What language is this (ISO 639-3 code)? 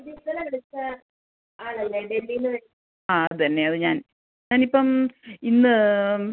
mal